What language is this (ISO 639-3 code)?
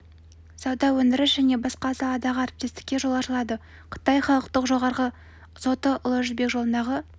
kaz